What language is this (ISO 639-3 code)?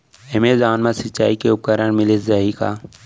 hne